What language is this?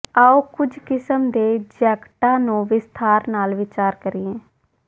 Punjabi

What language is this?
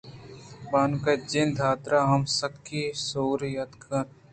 Eastern Balochi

